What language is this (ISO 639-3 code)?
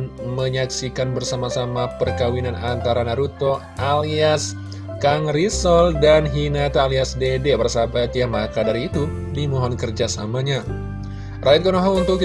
ind